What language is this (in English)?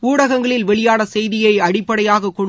Tamil